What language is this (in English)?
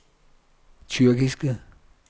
Danish